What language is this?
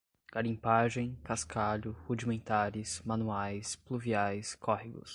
Portuguese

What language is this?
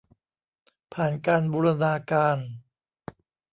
Thai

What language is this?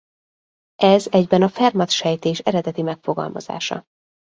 Hungarian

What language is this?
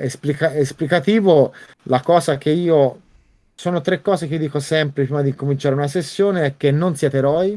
Italian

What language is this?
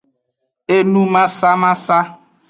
Aja (Benin)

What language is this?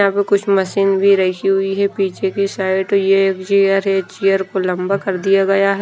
Hindi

